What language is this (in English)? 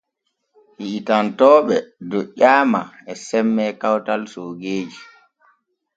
Borgu Fulfulde